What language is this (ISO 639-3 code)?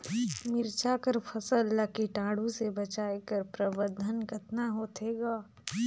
hne